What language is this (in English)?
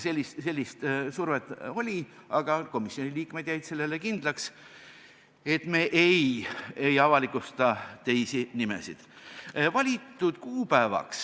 Estonian